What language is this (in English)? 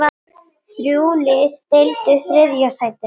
Icelandic